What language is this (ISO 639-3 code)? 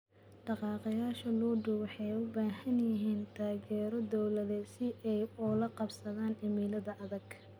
som